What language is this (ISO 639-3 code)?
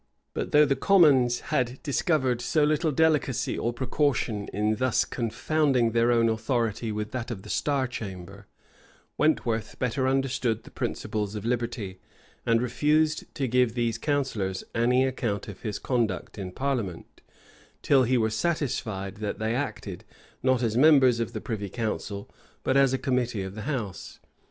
eng